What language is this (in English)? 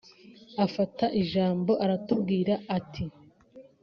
Kinyarwanda